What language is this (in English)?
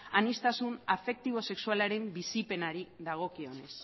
Basque